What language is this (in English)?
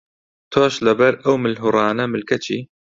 Central Kurdish